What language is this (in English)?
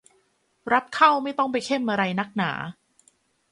Thai